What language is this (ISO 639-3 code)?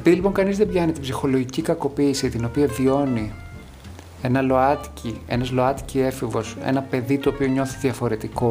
ell